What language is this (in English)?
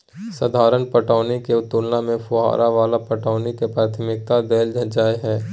Maithili